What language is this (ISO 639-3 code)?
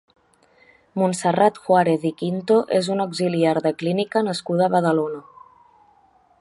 cat